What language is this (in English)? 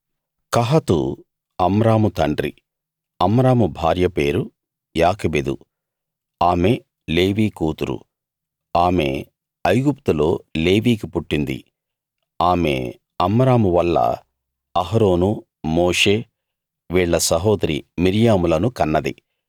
Telugu